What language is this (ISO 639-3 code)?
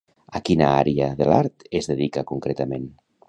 cat